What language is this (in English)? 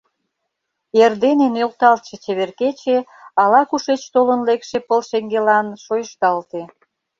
Mari